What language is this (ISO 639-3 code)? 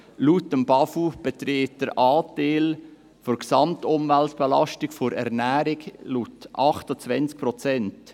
gsw